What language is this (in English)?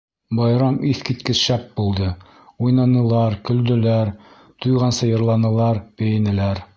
Bashkir